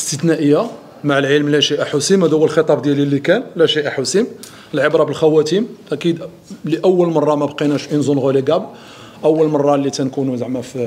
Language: Arabic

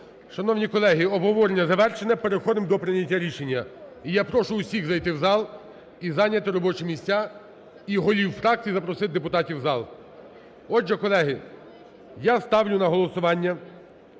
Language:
Ukrainian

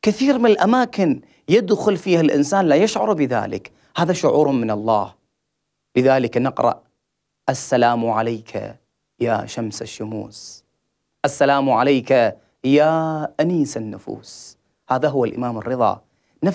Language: Arabic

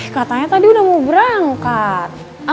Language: Indonesian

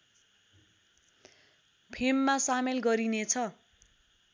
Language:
Nepali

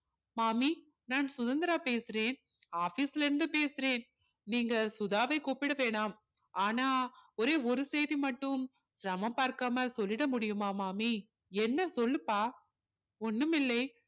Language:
Tamil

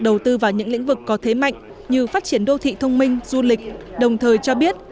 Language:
Vietnamese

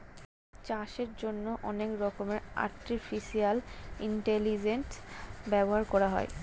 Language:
Bangla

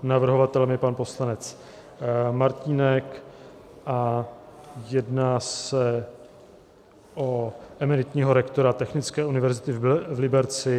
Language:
Czech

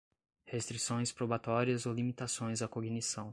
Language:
Portuguese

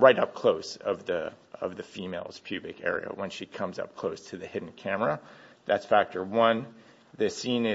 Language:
English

